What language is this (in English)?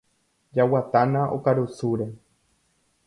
Guarani